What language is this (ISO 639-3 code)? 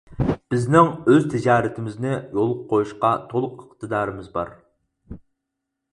uig